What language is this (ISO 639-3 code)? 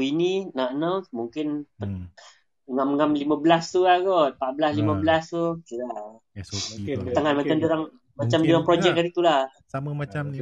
msa